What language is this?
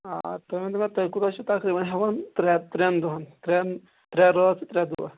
Kashmiri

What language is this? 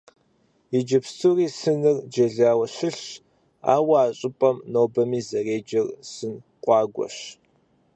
Kabardian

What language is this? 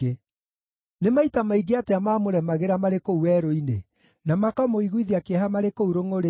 Kikuyu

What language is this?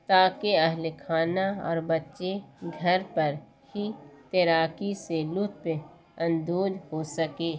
Urdu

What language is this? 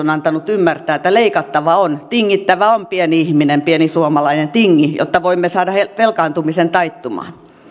Finnish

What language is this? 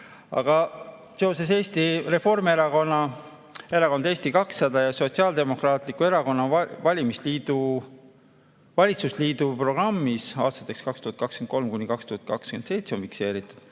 Estonian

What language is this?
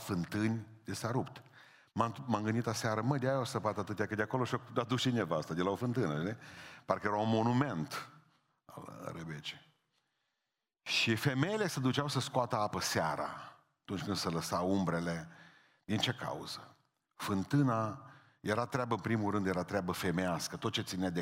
Romanian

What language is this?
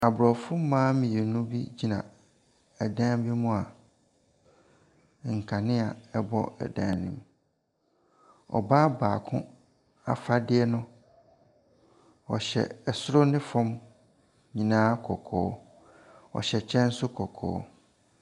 Akan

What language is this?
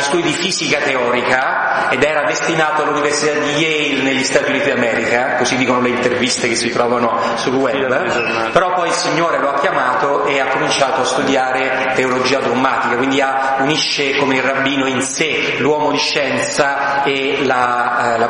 Italian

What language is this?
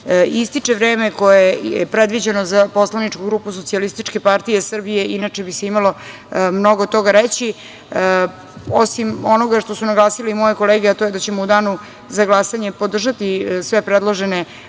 Serbian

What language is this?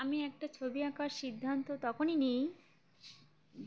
Bangla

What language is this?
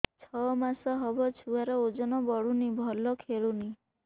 Odia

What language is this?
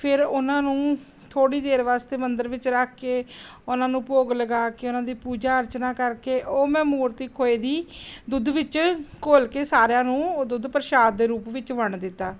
Punjabi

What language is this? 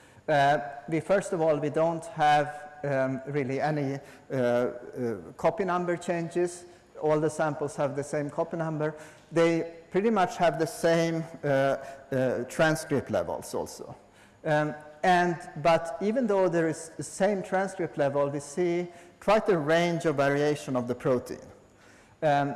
English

